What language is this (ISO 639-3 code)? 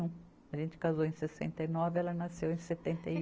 por